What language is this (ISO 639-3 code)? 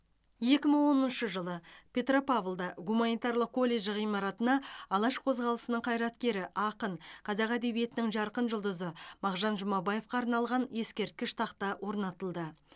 kaz